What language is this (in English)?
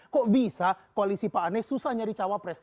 Indonesian